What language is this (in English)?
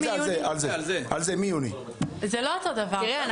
Hebrew